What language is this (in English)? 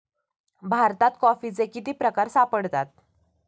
Marathi